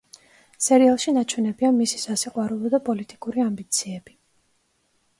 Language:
Georgian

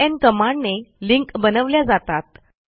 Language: Marathi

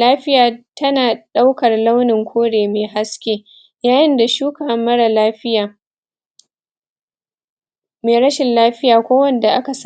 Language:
Hausa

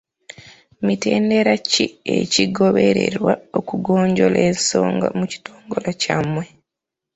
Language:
Ganda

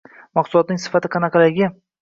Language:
Uzbek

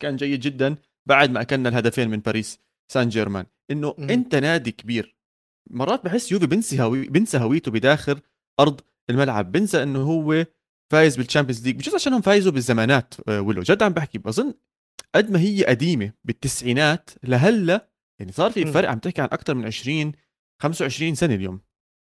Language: Arabic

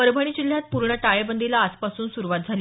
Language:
Marathi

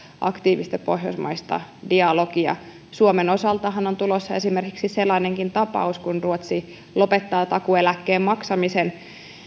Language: Finnish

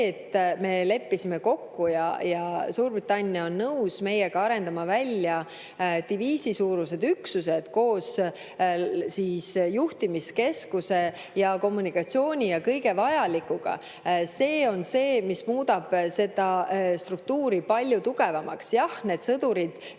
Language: Estonian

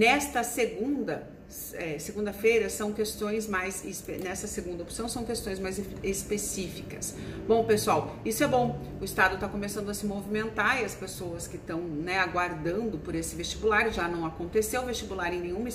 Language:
Portuguese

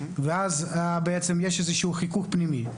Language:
Hebrew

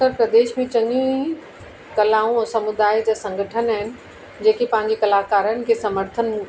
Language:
Sindhi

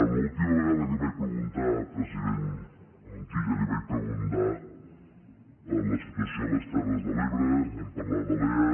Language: Catalan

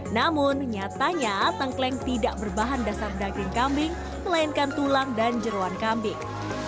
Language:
Indonesian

